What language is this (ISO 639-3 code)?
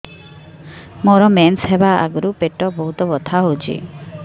ori